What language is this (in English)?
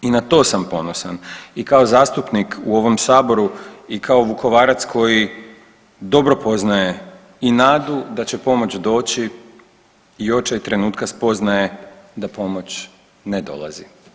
Croatian